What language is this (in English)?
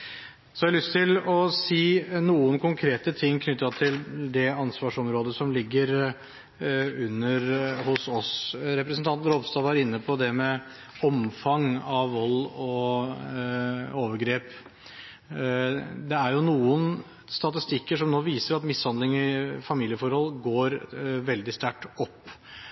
Norwegian Bokmål